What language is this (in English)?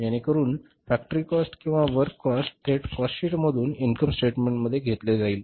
Marathi